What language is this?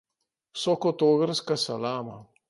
Slovenian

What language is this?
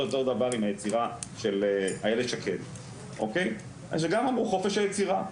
Hebrew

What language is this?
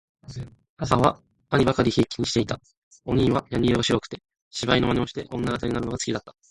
Japanese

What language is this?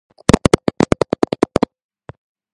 Georgian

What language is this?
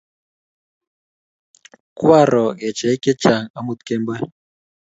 Kalenjin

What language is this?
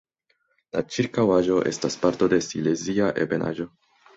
Esperanto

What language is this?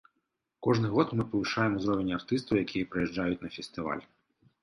Belarusian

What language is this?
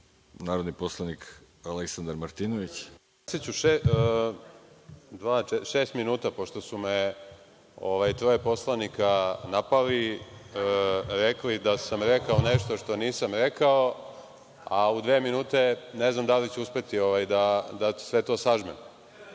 Serbian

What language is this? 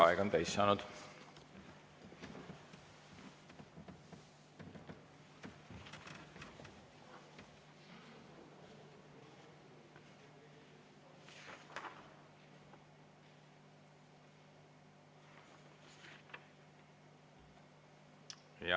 Estonian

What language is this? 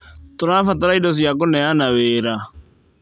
Kikuyu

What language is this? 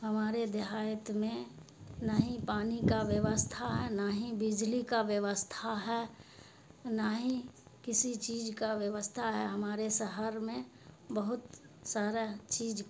Urdu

